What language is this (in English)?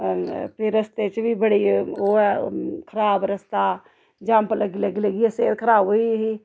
Dogri